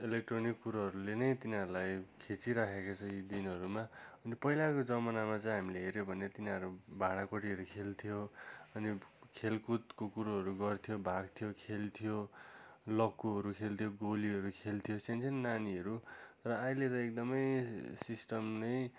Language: Nepali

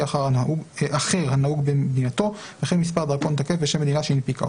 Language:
Hebrew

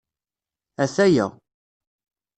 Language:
Kabyle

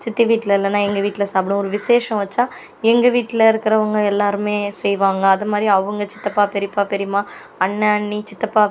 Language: Tamil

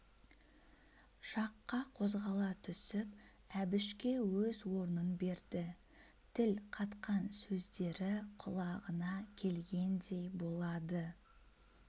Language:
Kazakh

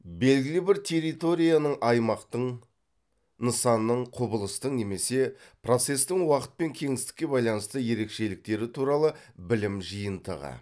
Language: Kazakh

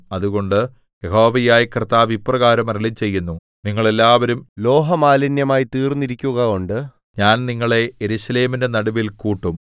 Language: Malayalam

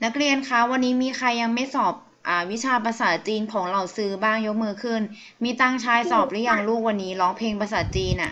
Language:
Thai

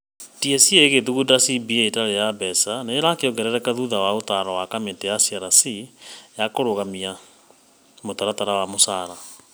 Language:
Kikuyu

